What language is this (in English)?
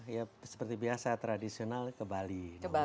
Indonesian